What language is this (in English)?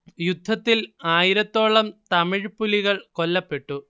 Malayalam